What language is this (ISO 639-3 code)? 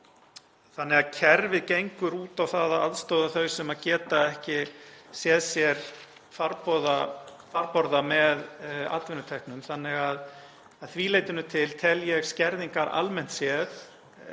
isl